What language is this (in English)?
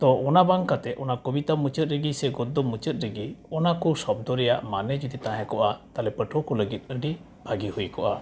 Santali